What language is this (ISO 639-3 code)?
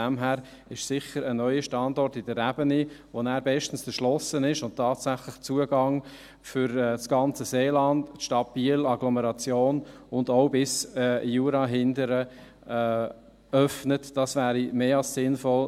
gsw